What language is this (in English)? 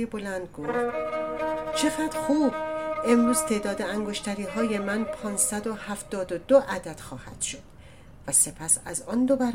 Persian